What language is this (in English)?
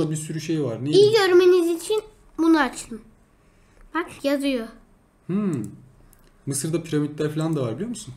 Turkish